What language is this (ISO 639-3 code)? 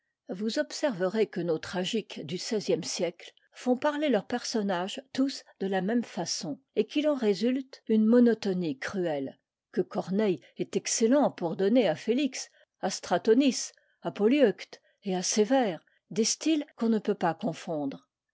fra